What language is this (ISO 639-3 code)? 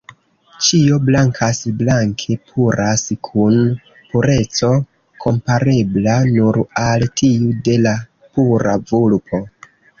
epo